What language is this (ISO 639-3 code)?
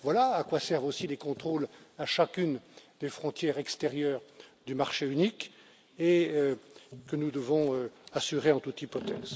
fra